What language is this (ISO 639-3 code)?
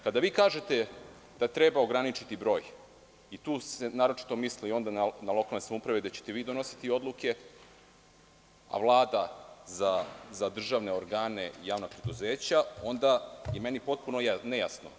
srp